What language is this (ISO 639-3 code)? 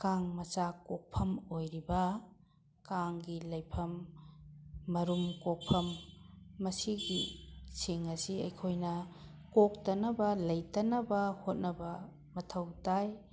mni